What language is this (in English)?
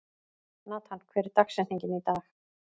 Icelandic